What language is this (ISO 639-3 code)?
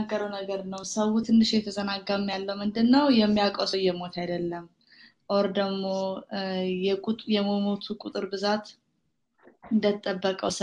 amh